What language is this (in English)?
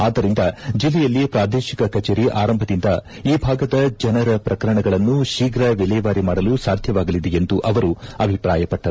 Kannada